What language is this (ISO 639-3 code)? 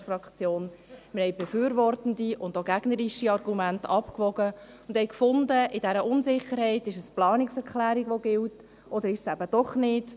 gsw